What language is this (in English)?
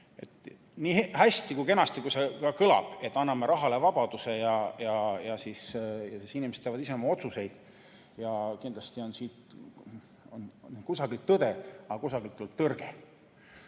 Estonian